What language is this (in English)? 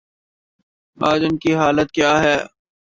Urdu